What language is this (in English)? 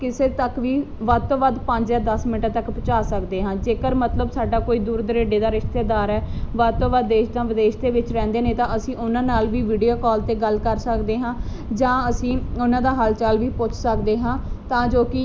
Punjabi